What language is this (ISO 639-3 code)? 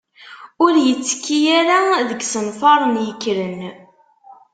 kab